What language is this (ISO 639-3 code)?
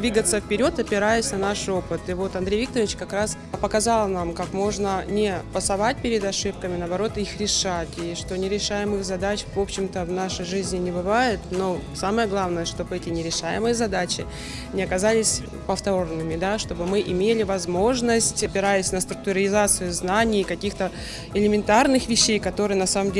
rus